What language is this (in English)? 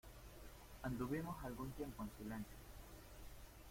Spanish